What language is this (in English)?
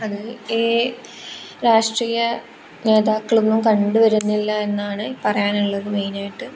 Malayalam